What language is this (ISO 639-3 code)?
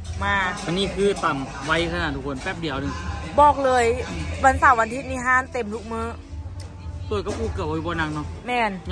tha